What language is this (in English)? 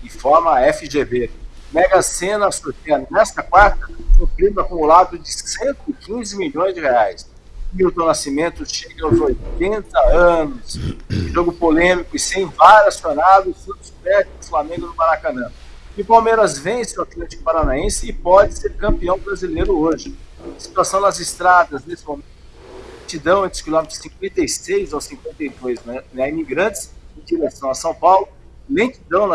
Portuguese